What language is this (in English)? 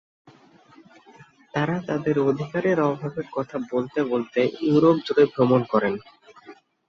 Bangla